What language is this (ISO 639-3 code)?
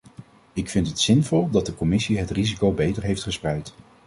nld